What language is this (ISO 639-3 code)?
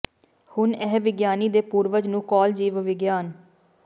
pan